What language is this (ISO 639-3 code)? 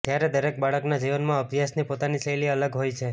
guj